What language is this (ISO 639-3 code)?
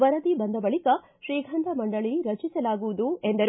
kan